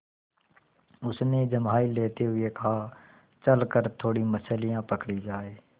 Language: Hindi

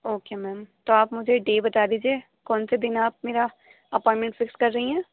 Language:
Urdu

